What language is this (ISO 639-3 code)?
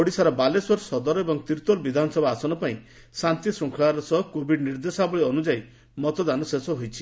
ori